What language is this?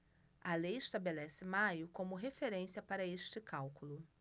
Portuguese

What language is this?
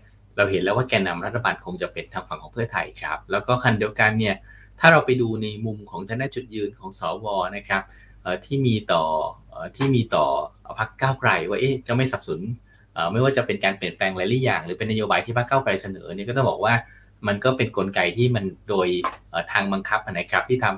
Thai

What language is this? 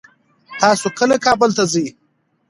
Pashto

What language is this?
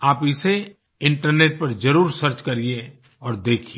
Hindi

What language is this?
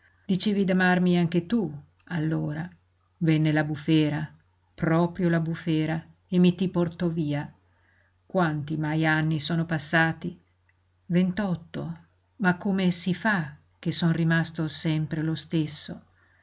Italian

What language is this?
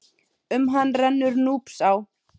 Icelandic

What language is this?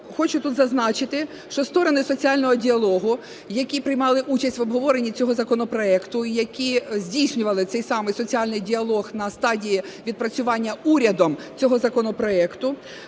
Ukrainian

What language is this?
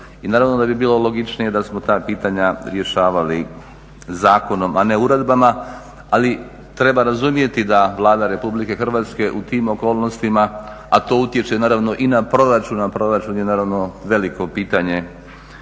Croatian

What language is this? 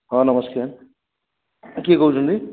Odia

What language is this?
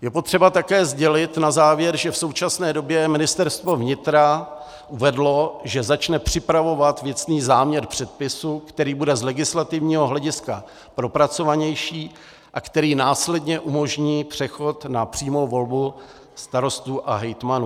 Czech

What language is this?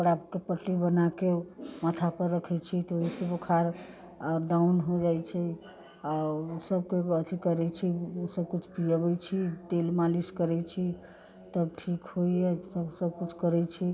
Maithili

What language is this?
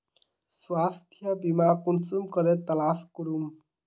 Magahi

